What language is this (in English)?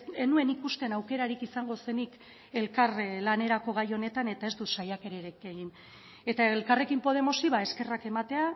Basque